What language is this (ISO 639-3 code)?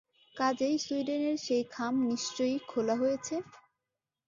ben